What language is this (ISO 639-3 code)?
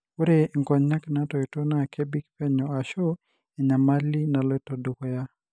mas